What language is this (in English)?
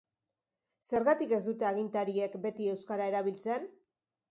Basque